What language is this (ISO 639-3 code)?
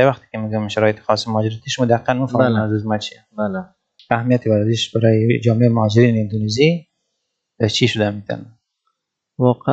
fas